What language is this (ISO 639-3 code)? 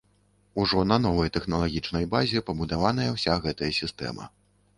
bel